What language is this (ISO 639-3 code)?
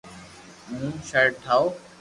lrk